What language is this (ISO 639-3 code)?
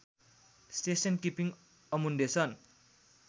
nep